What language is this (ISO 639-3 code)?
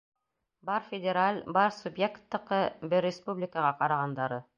bak